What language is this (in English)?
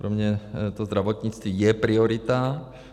Czech